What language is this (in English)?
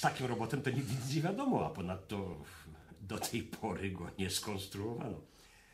Polish